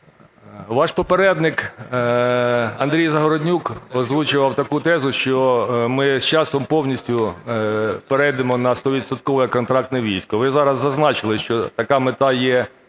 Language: Ukrainian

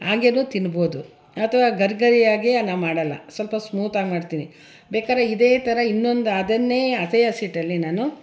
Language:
Kannada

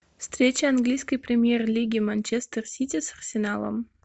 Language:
Russian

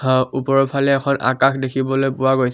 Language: Assamese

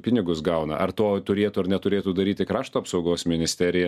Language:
Lithuanian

